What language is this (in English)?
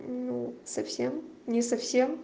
Russian